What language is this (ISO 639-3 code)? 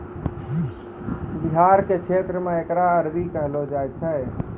mai